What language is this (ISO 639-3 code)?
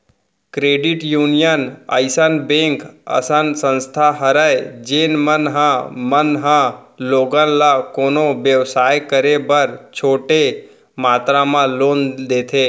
hne